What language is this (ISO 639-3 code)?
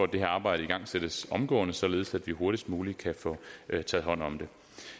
dan